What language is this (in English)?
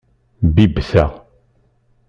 Kabyle